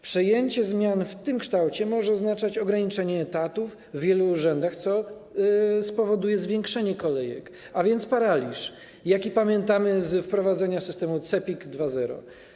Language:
Polish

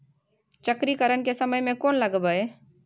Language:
Maithili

